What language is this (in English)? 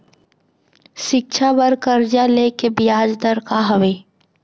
Chhattisgarhi